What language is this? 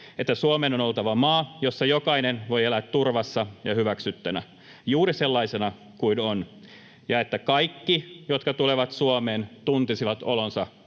Finnish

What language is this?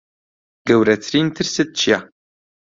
Central Kurdish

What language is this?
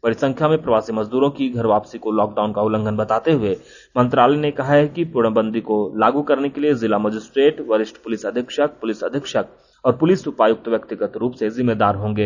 Hindi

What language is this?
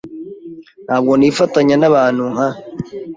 Kinyarwanda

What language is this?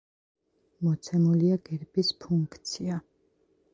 Georgian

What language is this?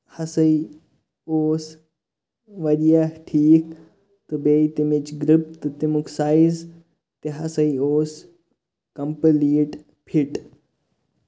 Kashmiri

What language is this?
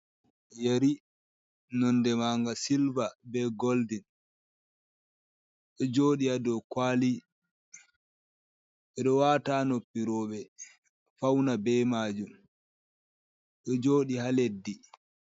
Fula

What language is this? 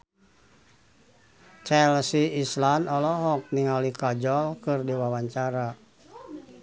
Sundanese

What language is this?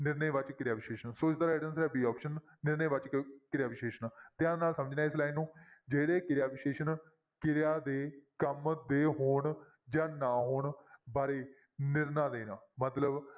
Punjabi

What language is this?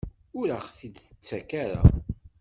Kabyle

